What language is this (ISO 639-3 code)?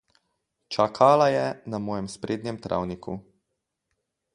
slv